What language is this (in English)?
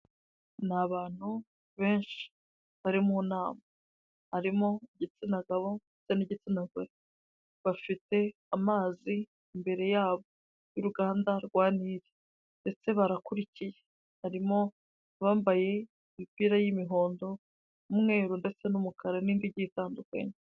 Kinyarwanda